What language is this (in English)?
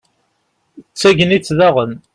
Kabyle